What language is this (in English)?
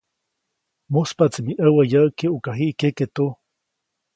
Copainalá Zoque